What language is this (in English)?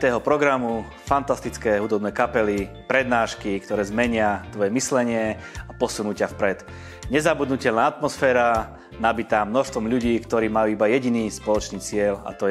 Slovak